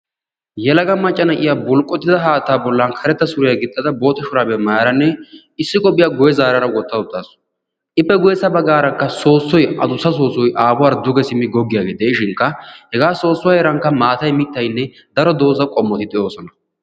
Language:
Wolaytta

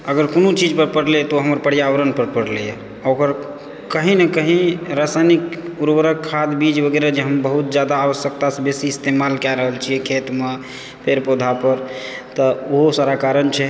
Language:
Maithili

